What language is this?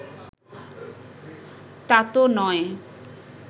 Bangla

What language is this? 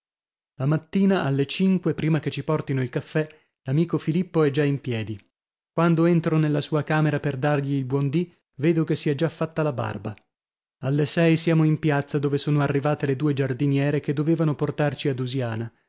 Italian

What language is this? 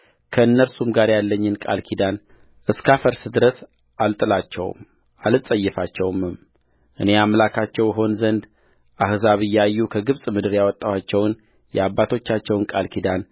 Amharic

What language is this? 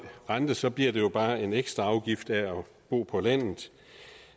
Danish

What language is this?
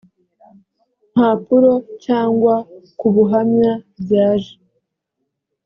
Kinyarwanda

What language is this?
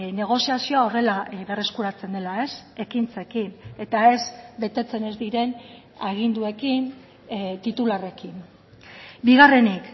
Basque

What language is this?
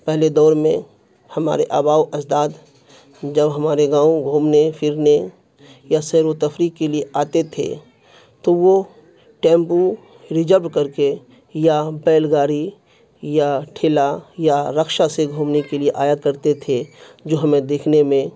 Urdu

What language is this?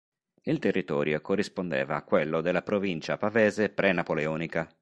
Italian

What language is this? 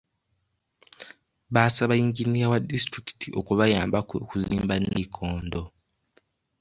Ganda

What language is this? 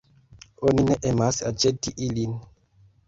Esperanto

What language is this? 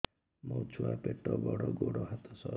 Odia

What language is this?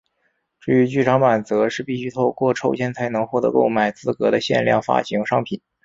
Chinese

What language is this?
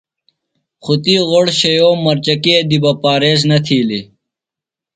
Phalura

